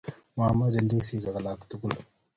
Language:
Kalenjin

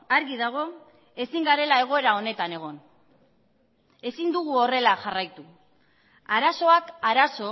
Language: Basque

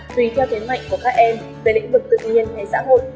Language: Vietnamese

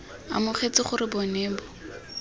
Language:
Tswana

